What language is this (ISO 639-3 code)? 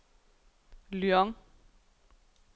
dan